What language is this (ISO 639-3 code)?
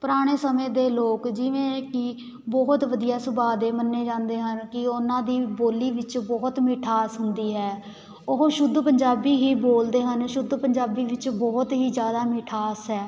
pan